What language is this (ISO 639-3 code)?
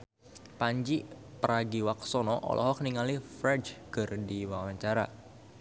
sun